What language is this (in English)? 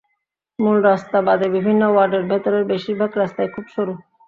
Bangla